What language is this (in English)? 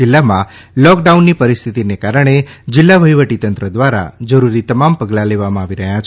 Gujarati